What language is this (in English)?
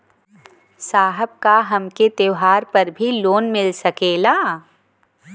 Bhojpuri